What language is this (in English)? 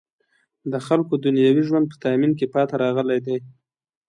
Pashto